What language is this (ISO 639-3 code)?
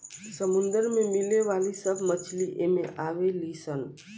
bho